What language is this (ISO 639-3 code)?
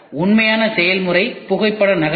tam